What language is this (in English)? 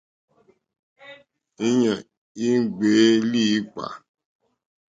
Mokpwe